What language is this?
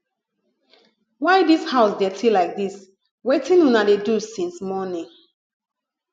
Nigerian Pidgin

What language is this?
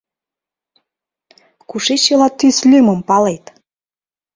Mari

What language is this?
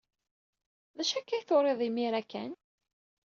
Kabyle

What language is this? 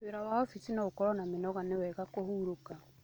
Kikuyu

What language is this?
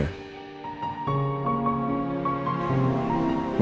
Indonesian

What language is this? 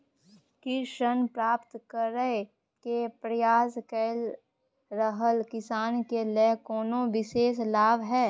Maithili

